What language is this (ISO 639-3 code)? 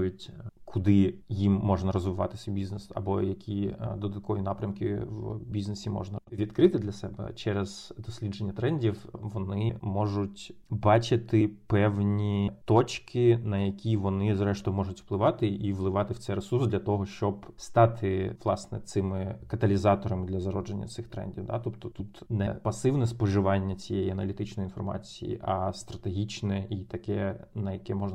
ukr